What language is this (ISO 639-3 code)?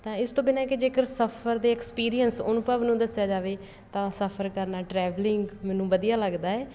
pan